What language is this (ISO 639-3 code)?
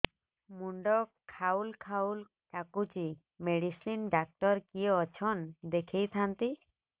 ori